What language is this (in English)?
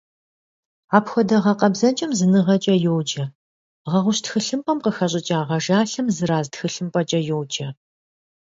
Kabardian